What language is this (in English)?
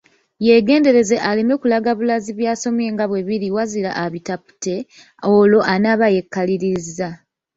Ganda